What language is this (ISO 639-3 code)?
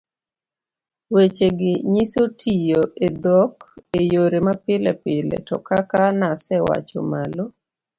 luo